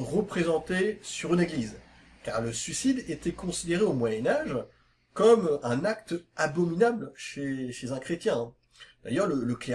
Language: French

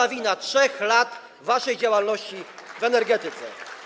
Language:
Polish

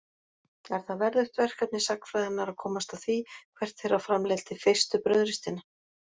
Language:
Icelandic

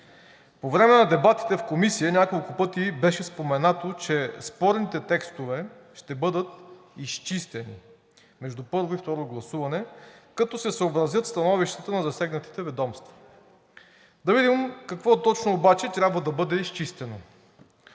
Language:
Bulgarian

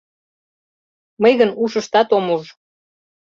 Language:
Mari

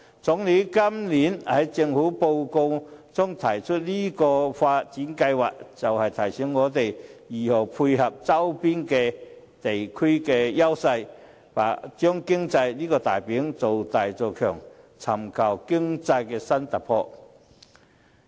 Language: Cantonese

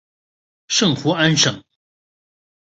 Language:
Chinese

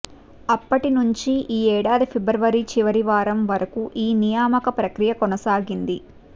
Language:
Telugu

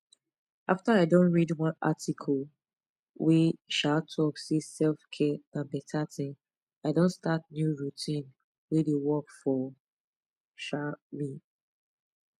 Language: Nigerian Pidgin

